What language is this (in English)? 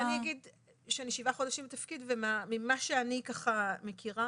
Hebrew